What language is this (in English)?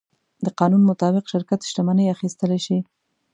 Pashto